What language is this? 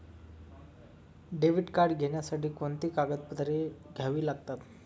Marathi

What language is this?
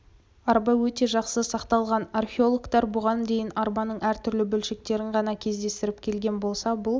Kazakh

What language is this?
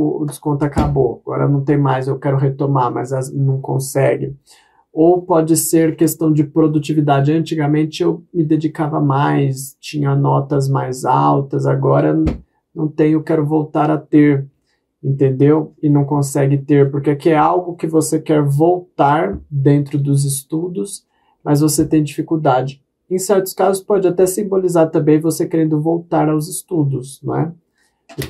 Portuguese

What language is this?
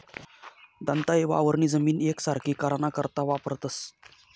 Marathi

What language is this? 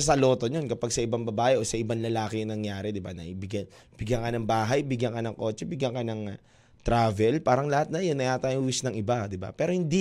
Filipino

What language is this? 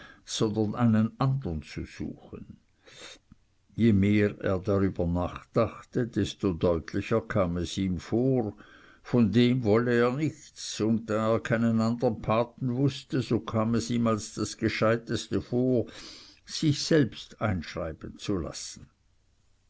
German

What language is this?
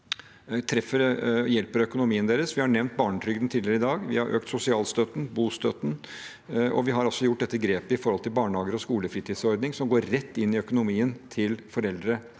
Norwegian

